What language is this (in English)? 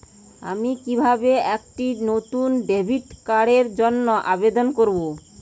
Bangla